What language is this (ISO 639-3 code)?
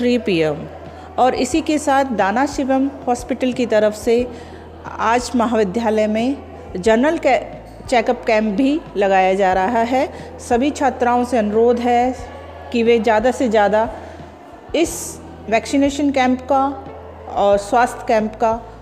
hin